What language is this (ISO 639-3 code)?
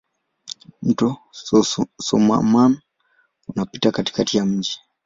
swa